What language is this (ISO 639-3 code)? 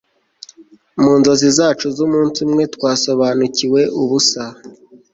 kin